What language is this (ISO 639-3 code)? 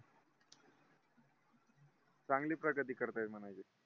mar